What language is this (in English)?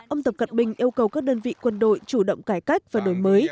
Vietnamese